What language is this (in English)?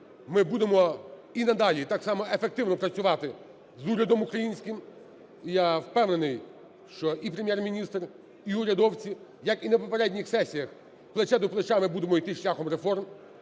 Ukrainian